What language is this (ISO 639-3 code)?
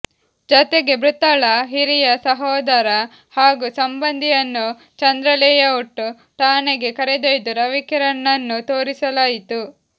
kan